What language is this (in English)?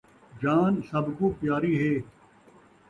Saraiki